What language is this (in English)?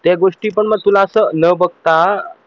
Marathi